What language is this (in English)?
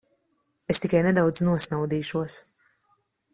Latvian